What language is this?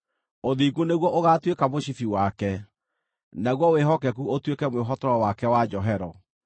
Kikuyu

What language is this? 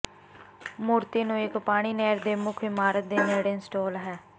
Punjabi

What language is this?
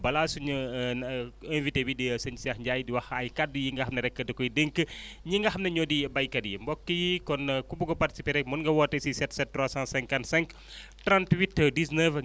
Wolof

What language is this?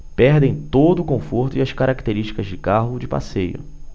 Portuguese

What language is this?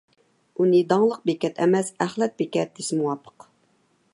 Uyghur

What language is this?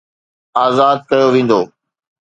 Sindhi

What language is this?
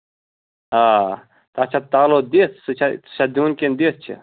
Kashmiri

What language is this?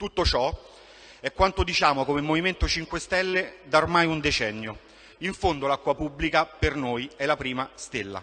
Italian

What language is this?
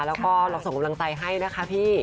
Thai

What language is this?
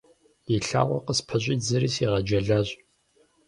Kabardian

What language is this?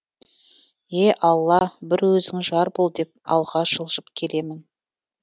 Kazakh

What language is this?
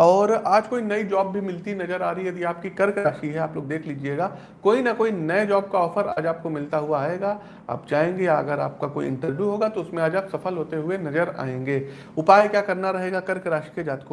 Hindi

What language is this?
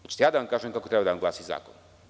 Serbian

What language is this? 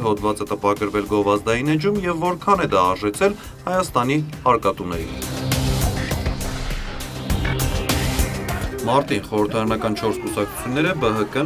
Turkish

